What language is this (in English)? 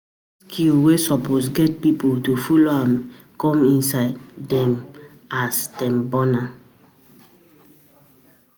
Nigerian Pidgin